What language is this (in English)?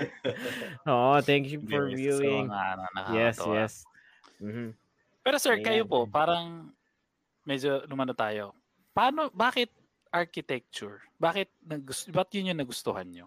Filipino